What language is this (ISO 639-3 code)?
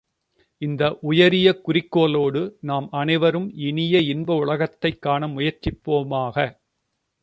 tam